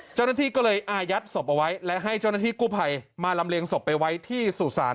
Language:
Thai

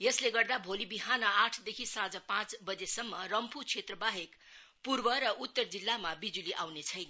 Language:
Nepali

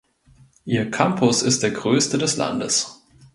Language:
German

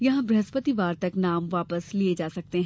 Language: Hindi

